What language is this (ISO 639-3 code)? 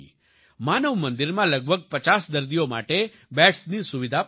guj